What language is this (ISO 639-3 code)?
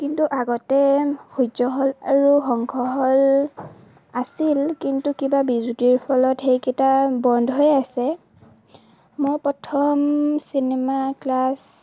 asm